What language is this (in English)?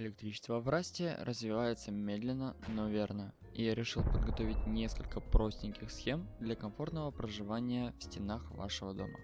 Russian